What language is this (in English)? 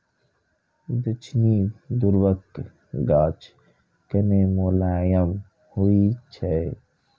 Maithili